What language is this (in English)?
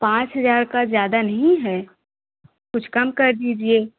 Hindi